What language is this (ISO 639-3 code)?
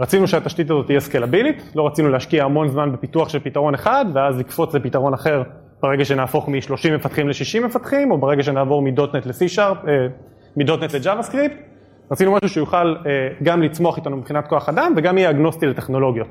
heb